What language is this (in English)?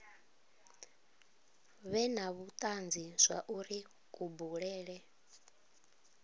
Venda